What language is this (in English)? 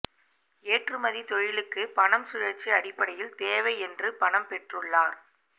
Tamil